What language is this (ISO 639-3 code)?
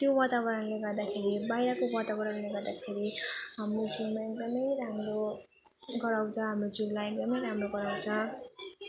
nep